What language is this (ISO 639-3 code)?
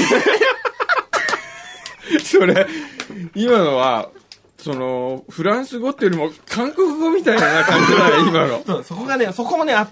jpn